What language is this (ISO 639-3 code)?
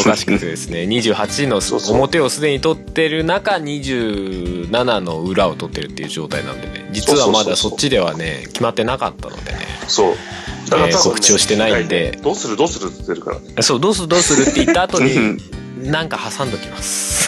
jpn